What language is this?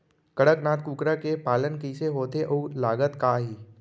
Chhattisgarhi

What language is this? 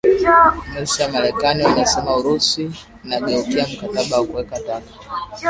Swahili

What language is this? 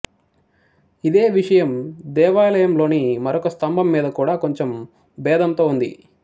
Telugu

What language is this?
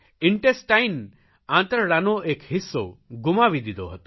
Gujarati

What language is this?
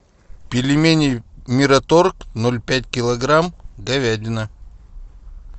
Russian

